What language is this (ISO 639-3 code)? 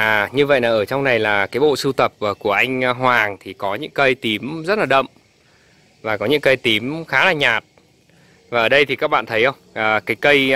vie